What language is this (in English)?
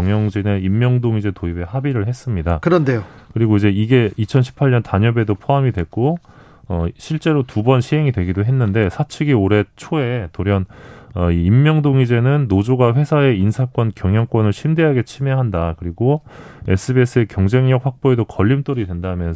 Korean